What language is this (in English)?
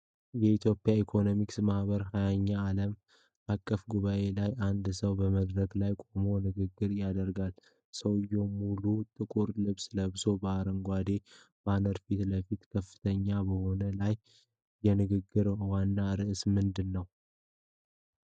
Amharic